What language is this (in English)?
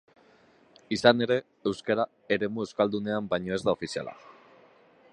Basque